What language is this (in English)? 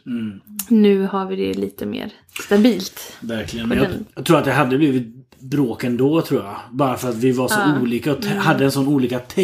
Swedish